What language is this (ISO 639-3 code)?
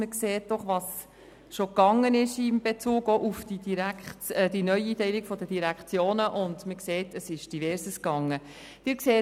gsw